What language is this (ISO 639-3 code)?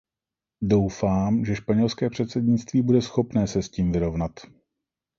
ces